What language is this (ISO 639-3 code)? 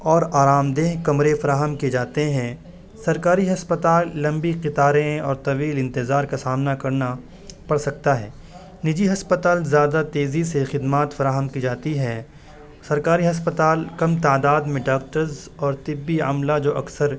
urd